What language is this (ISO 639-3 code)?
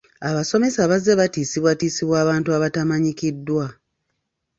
lug